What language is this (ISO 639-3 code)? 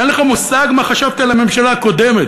heb